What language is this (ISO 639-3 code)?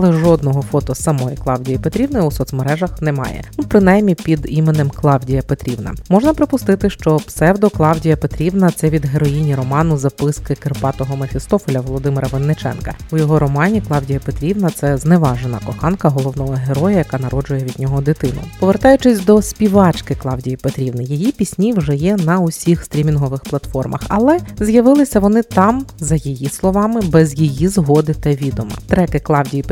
ukr